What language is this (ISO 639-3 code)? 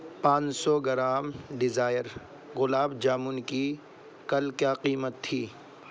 urd